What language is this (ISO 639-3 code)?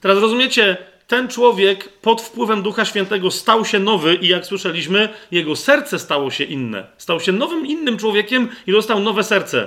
pol